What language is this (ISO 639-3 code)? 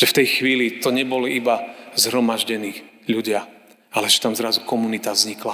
slk